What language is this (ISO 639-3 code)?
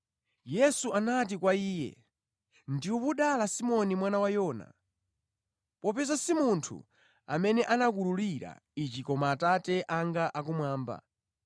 nya